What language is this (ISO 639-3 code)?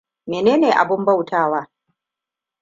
hau